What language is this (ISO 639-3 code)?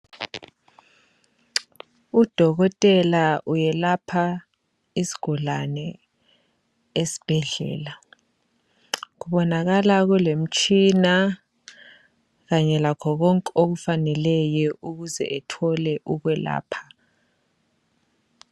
nde